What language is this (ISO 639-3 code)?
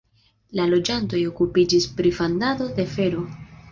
epo